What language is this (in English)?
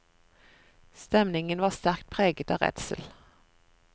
Norwegian